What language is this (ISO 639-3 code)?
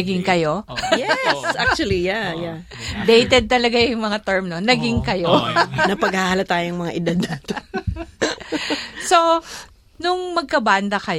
fil